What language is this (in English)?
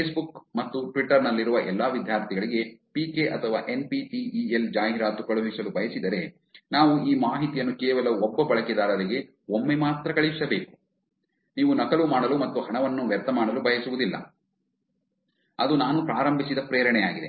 Kannada